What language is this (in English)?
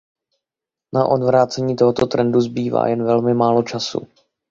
Czech